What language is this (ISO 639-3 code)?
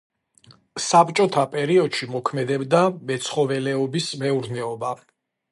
kat